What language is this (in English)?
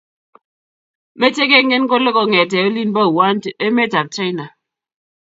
Kalenjin